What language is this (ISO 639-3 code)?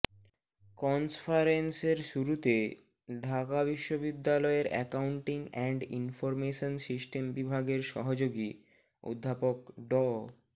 ben